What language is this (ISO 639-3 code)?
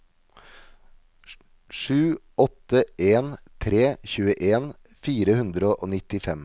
nor